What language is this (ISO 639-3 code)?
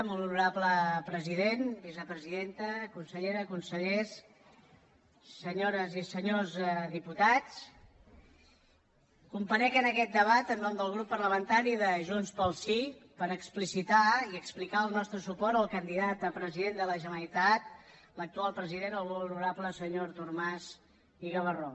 cat